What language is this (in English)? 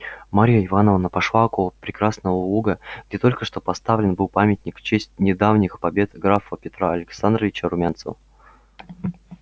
Russian